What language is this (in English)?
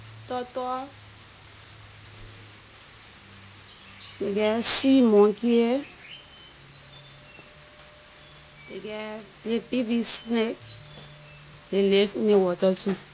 Liberian English